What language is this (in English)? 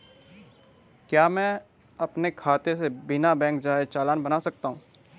Hindi